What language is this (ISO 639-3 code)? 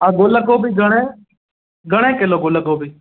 snd